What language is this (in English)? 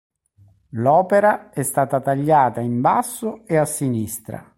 Italian